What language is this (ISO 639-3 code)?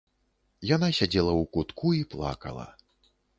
bel